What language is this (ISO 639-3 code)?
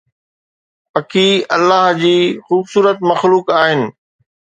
snd